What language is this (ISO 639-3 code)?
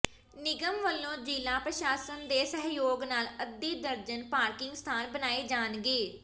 pan